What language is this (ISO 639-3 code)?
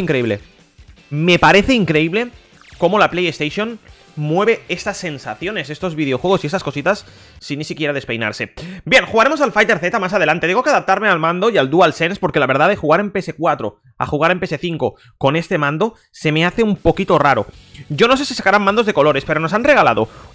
spa